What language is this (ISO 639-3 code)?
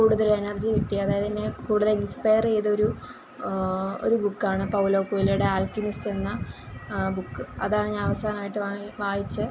mal